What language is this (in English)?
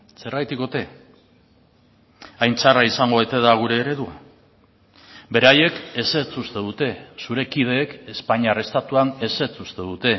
Basque